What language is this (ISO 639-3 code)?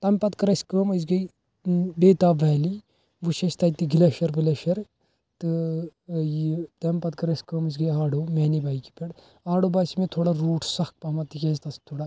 kas